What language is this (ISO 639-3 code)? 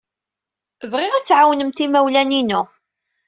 kab